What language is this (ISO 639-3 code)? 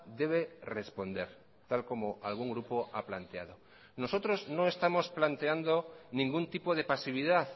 spa